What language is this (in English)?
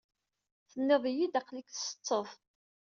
Kabyle